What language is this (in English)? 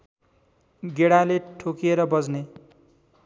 Nepali